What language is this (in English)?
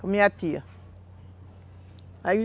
Portuguese